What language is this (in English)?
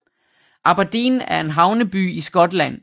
Danish